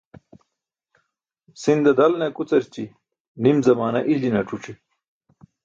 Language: Burushaski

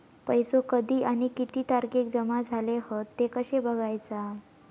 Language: Marathi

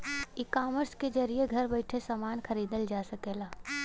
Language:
Bhojpuri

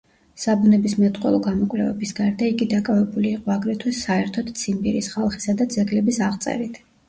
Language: Georgian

